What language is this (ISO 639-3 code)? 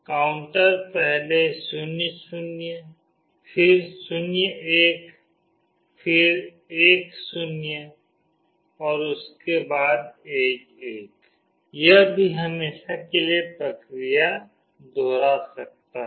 hin